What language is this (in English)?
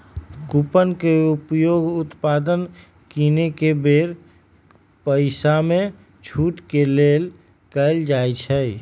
Magahi